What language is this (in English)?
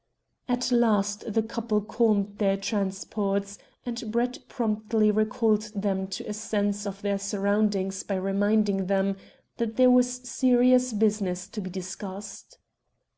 English